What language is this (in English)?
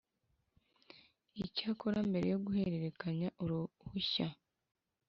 Kinyarwanda